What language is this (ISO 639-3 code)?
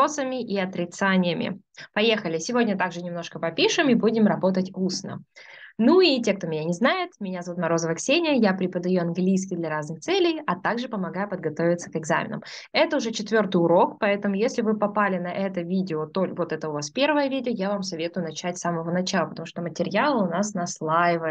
rus